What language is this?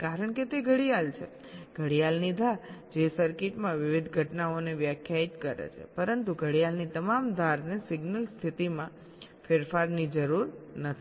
Gujarati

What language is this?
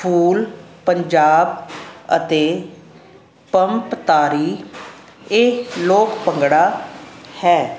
Punjabi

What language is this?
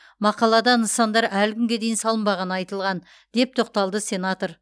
Kazakh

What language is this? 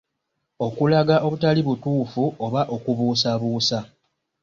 Ganda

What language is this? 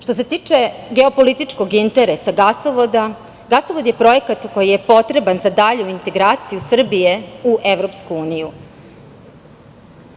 Serbian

